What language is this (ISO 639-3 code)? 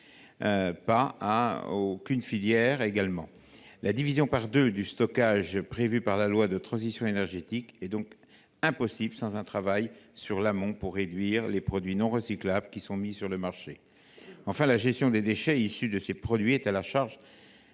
fra